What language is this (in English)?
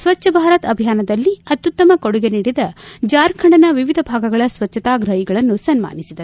Kannada